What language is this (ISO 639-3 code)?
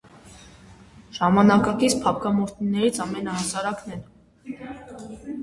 hye